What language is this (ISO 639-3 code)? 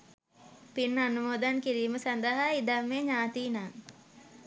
sin